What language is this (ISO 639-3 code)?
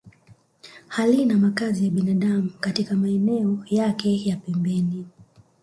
swa